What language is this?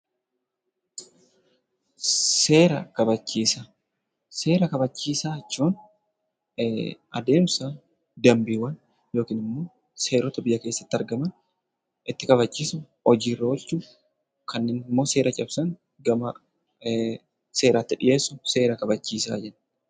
Oromo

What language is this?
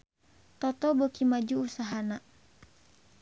Sundanese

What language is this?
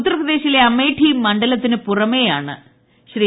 Malayalam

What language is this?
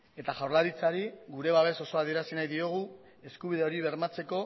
Basque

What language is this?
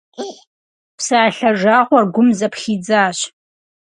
Kabardian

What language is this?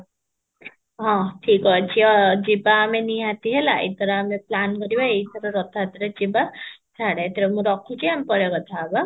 Odia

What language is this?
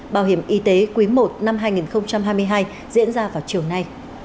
Vietnamese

